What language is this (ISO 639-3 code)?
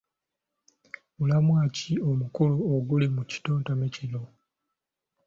lug